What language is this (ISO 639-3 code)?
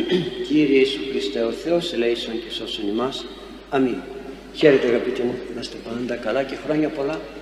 ell